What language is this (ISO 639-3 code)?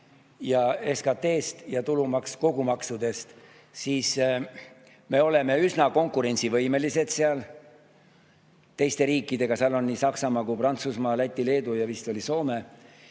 est